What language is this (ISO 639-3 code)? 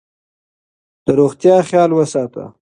pus